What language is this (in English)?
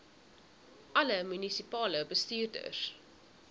Afrikaans